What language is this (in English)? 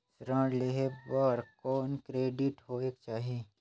Chhattisgarhi